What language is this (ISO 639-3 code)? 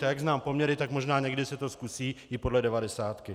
ces